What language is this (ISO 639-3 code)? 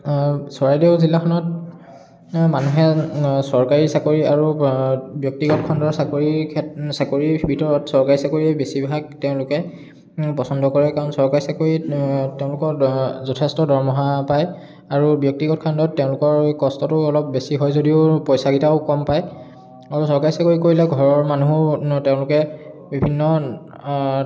asm